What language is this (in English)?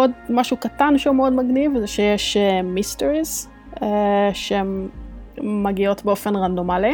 Hebrew